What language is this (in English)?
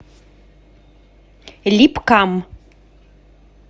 Russian